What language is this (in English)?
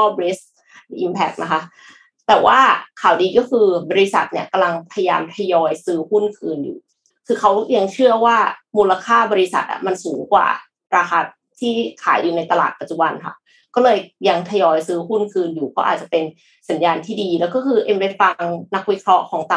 Thai